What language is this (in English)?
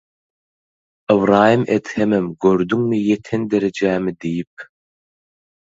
Turkmen